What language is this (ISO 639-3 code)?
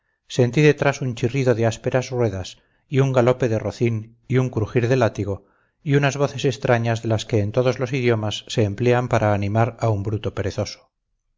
spa